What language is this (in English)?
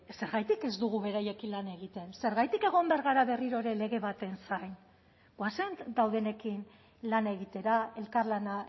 Basque